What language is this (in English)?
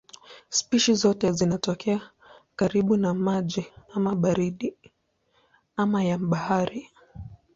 Swahili